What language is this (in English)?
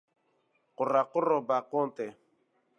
Kurdish